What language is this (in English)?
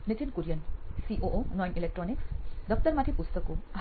Gujarati